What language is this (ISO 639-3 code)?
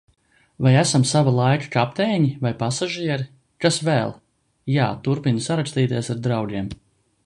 lav